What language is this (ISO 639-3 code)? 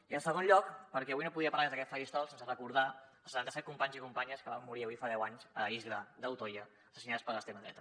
cat